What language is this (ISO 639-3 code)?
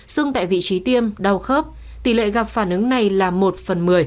vie